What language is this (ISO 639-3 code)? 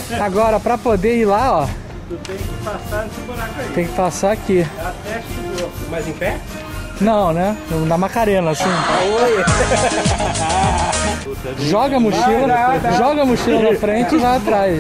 por